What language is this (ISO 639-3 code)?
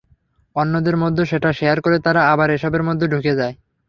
ben